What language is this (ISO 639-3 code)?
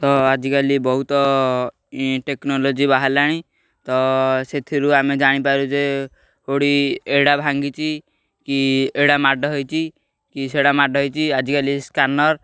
ori